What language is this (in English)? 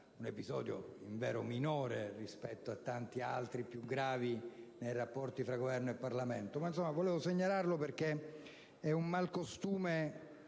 Italian